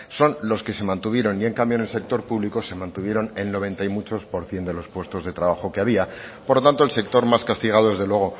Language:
Spanish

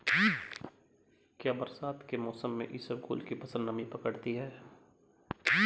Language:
Hindi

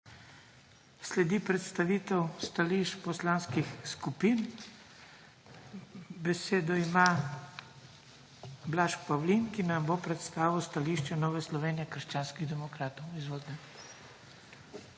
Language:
Slovenian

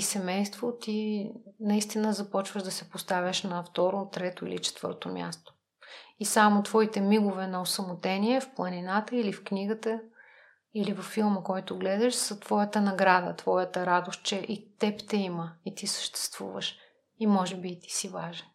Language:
Bulgarian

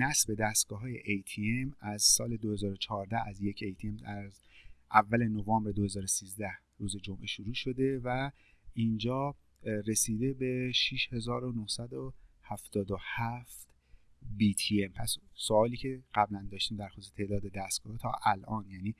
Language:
Persian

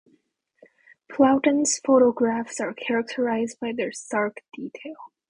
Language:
English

